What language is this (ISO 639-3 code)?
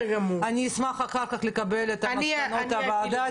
heb